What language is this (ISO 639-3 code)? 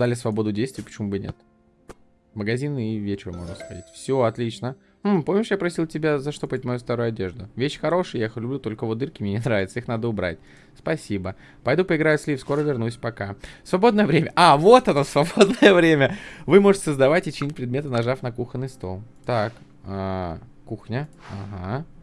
rus